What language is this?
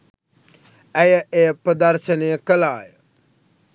Sinhala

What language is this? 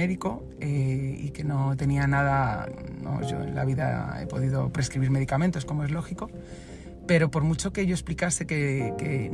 Spanish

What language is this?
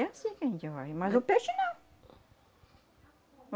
Portuguese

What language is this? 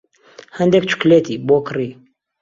Central Kurdish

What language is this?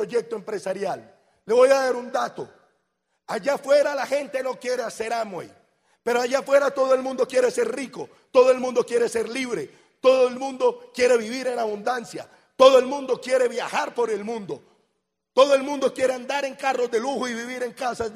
Spanish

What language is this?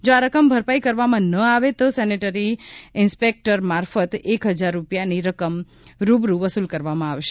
Gujarati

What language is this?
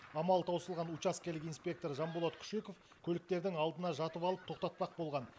Kazakh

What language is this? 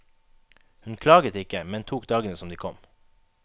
Norwegian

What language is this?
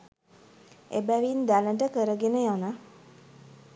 Sinhala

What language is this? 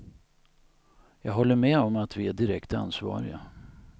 Swedish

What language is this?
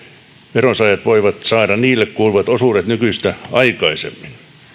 Finnish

